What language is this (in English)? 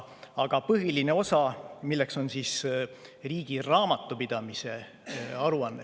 Estonian